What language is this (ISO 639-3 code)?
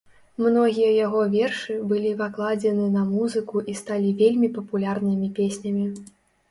bel